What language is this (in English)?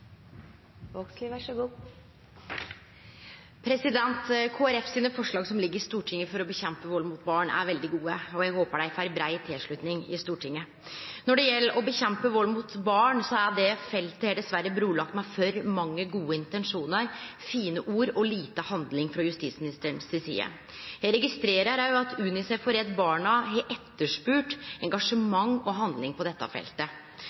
Norwegian Nynorsk